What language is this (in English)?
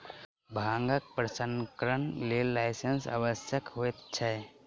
Maithili